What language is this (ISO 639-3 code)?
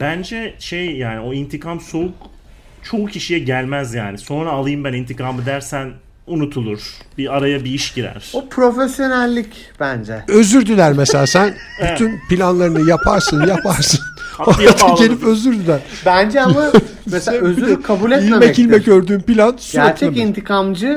tur